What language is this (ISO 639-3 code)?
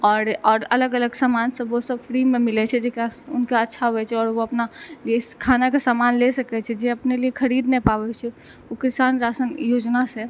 mai